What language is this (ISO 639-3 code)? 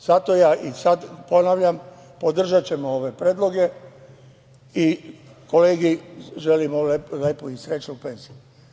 srp